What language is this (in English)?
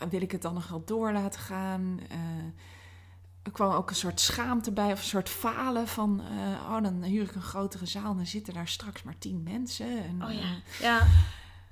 Dutch